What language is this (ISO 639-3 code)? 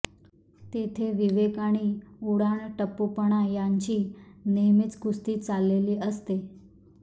mar